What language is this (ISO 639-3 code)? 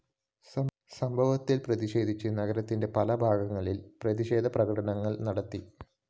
mal